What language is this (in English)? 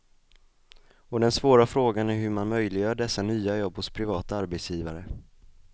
Swedish